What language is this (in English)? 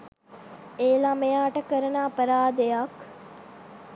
Sinhala